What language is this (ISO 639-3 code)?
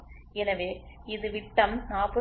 tam